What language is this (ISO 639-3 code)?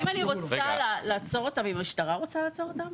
heb